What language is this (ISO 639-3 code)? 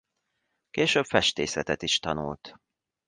hun